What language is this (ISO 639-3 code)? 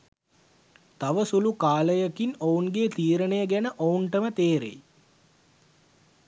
sin